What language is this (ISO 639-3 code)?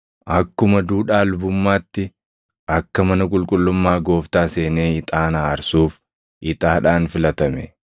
orm